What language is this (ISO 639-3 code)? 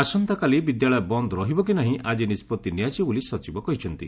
ori